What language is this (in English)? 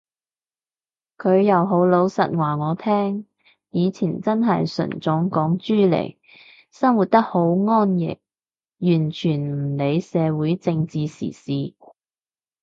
Cantonese